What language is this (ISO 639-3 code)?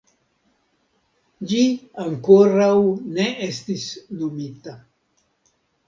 epo